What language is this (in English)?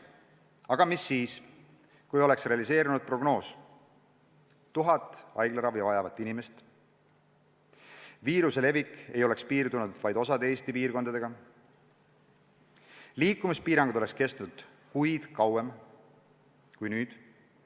Estonian